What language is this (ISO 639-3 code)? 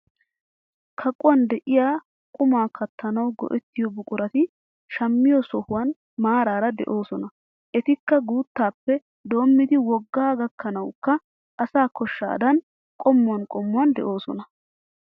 wal